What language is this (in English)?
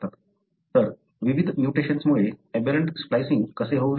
Marathi